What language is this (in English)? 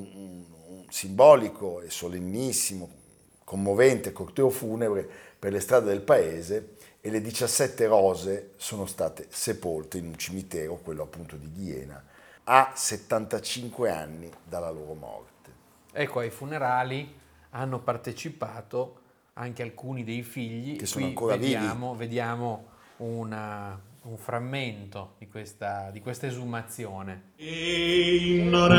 Italian